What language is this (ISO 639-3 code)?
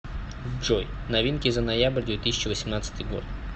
rus